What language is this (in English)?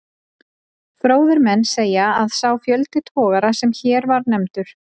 Icelandic